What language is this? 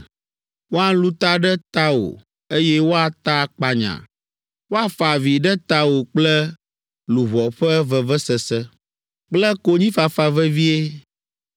Ewe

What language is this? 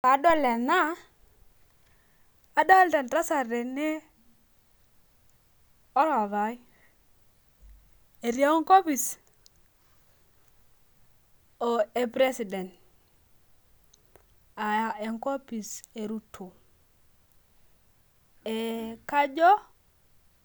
Masai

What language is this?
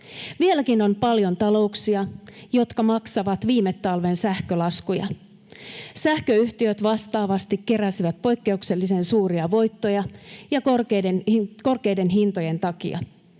Finnish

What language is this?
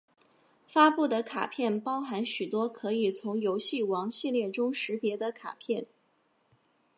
Chinese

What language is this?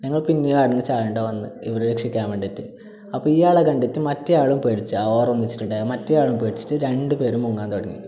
Malayalam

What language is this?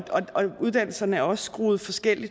Danish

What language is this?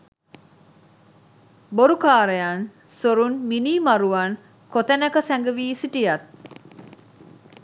Sinhala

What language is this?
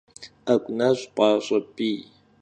Kabardian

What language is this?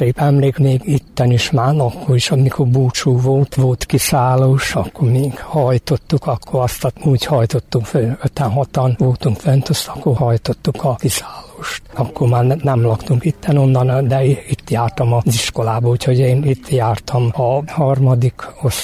Hungarian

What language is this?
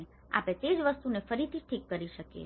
Gujarati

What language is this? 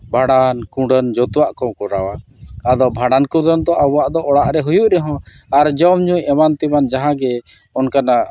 Santali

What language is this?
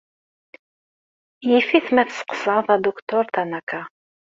Kabyle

